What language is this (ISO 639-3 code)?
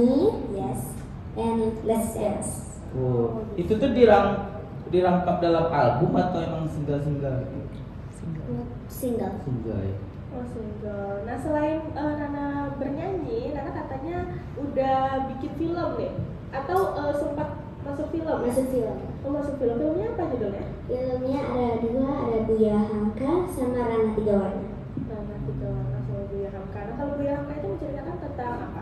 ind